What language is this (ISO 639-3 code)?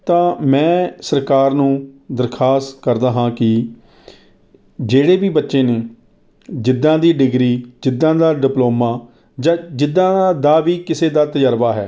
pan